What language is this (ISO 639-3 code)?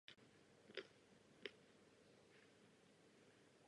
ces